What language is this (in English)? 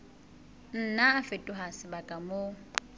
Southern Sotho